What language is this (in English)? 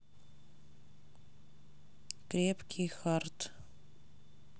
Russian